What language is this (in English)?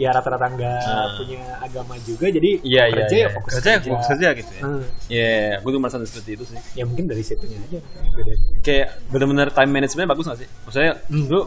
Indonesian